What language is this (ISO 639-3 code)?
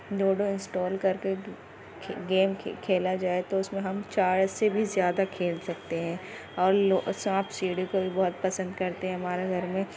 urd